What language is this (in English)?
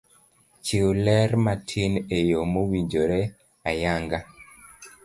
Luo (Kenya and Tanzania)